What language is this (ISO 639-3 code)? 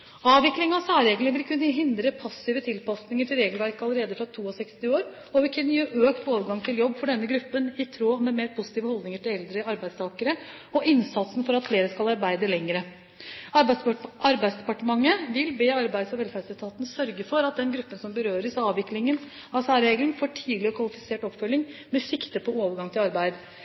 nob